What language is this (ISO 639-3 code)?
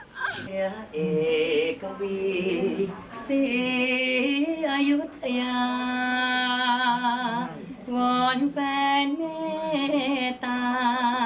tha